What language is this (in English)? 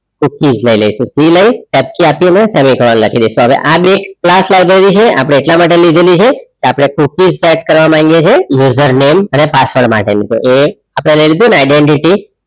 Gujarati